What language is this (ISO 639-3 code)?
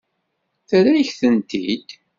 kab